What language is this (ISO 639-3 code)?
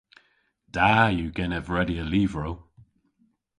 cor